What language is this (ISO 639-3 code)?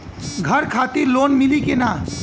bho